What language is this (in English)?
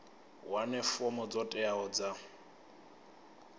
Venda